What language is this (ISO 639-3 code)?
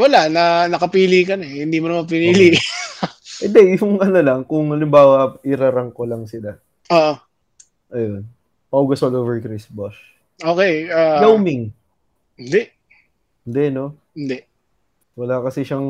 fil